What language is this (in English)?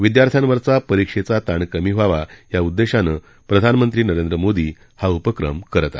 Marathi